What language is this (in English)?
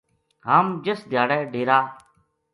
Gujari